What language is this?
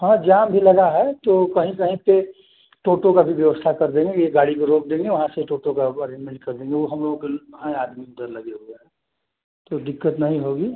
Hindi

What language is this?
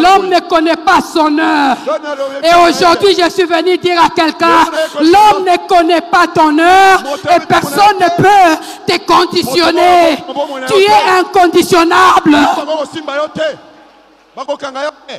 French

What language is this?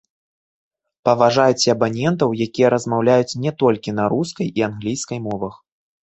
Belarusian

